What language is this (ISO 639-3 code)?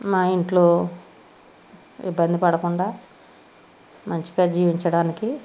tel